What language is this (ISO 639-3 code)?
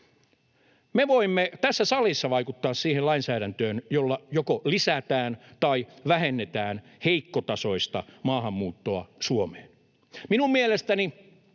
fin